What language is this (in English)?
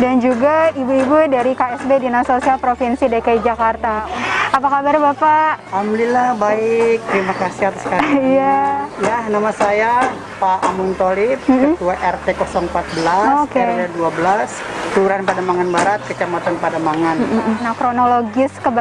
Indonesian